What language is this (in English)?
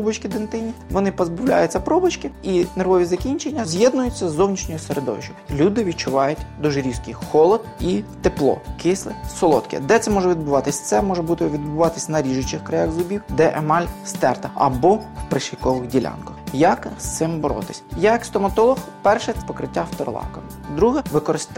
Ukrainian